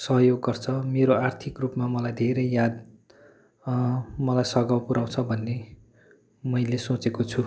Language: Nepali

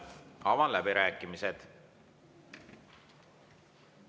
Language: Estonian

